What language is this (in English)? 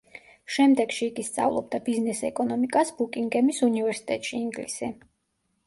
Georgian